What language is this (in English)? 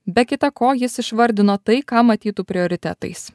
Lithuanian